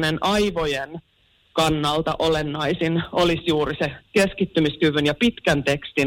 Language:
Finnish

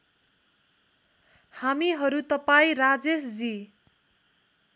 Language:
Nepali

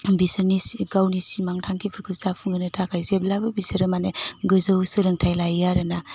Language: Bodo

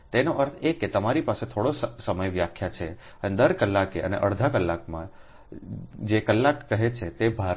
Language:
Gujarati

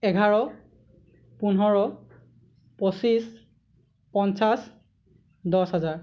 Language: Assamese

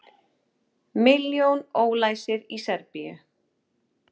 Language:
Icelandic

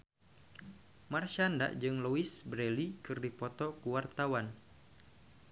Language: Sundanese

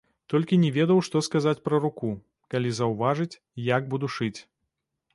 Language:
Belarusian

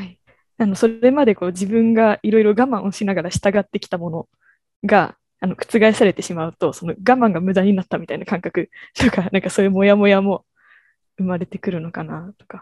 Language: Japanese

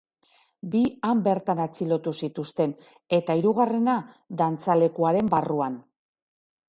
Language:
Basque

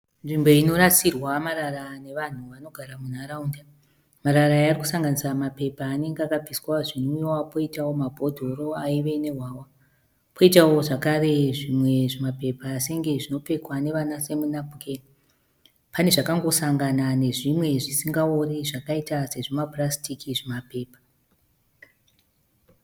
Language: Shona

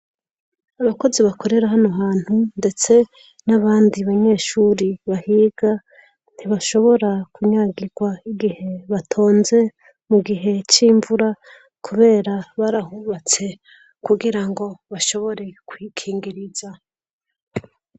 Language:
Rundi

